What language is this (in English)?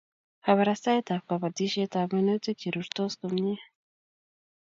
Kalenjin